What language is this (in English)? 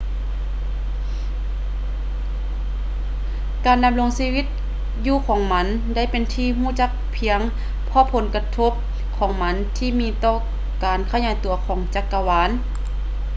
Lao